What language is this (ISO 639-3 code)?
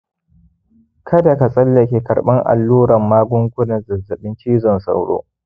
hau